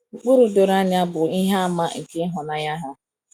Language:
Igbo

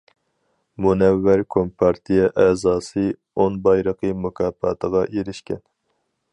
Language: Uyghur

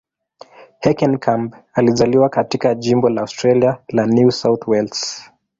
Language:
Swahili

